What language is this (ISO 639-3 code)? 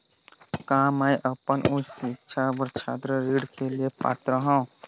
hne